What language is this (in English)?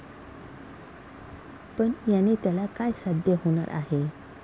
Marathi